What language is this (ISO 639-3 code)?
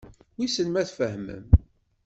kab